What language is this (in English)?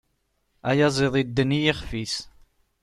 Kabyle